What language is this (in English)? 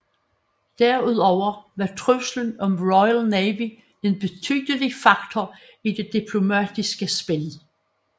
Danish